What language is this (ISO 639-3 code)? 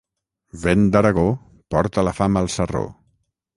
cat